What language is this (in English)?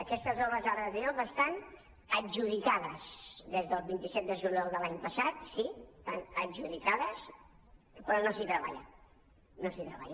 Catalan